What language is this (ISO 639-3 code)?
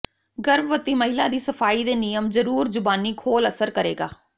pan